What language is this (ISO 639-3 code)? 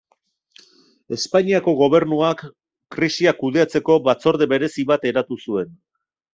eus